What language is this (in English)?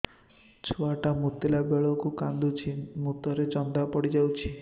Odia